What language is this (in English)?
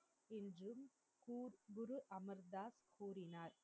Tamil